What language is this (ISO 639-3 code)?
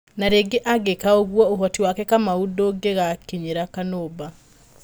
kik